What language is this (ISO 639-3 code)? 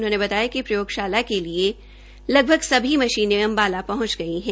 hin